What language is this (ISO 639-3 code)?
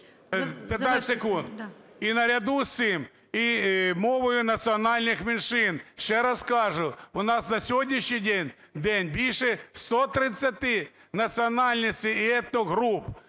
ukr